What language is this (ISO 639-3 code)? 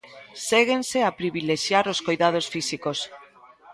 glg